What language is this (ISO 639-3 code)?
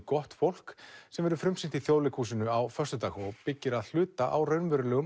isl